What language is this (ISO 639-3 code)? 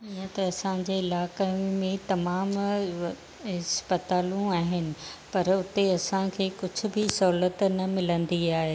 snd